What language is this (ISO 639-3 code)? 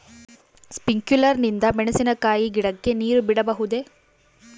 kan